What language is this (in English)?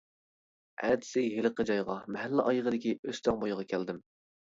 Uyghur